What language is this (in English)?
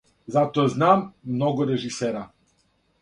Serbian